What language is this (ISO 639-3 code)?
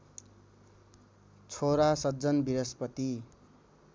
nep